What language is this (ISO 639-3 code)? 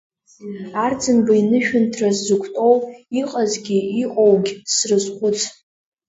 abk